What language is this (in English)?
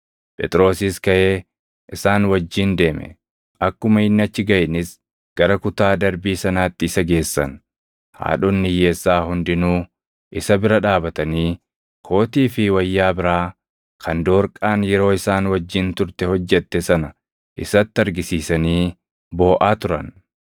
Oromo